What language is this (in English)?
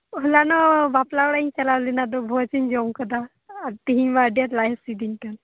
Santali